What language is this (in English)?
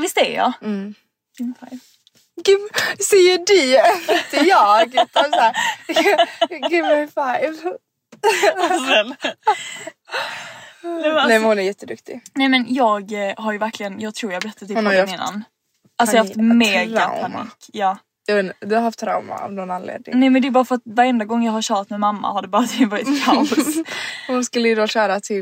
Swedish